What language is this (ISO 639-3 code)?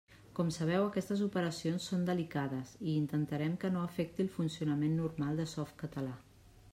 cat